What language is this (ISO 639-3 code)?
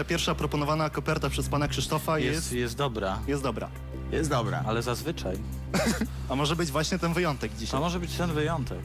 pol